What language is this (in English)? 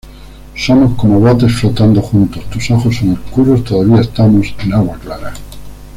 Spanish